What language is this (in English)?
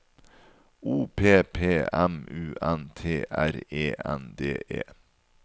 Norwegian